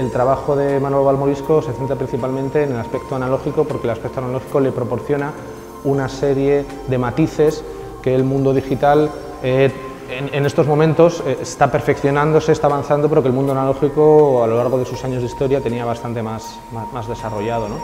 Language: Spanish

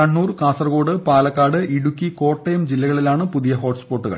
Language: Malayalam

